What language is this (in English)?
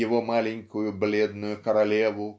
Russian